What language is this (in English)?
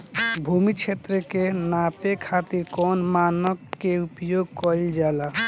Bhojpuri